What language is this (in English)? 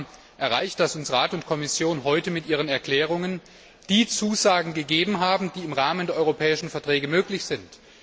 German